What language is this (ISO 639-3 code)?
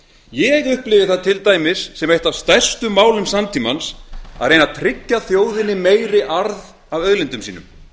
isl